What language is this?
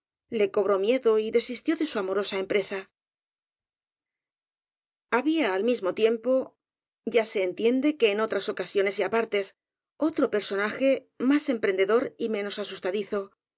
Spanish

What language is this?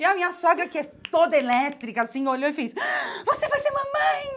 Portuguese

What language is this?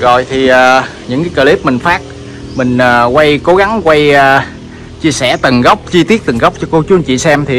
Vietnamese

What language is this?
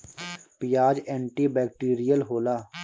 Bhojpuri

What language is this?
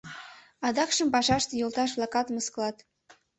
Mari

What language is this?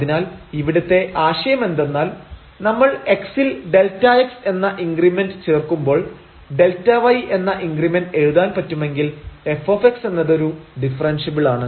Malayalam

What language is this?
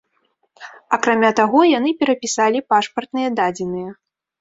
Belarusian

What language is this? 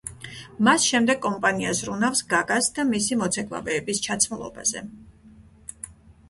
Georgian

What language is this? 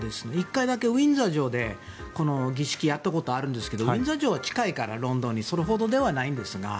Japanese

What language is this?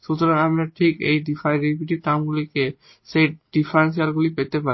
Bangla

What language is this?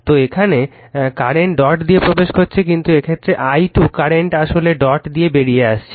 Bangla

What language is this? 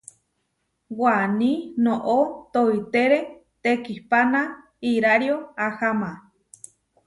Huarijio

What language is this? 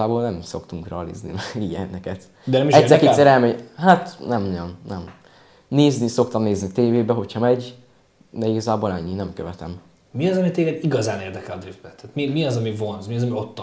Hungarian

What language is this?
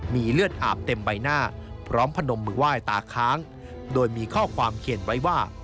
Thai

